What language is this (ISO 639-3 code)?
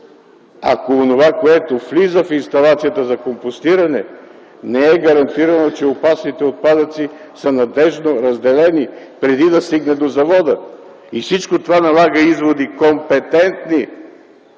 bul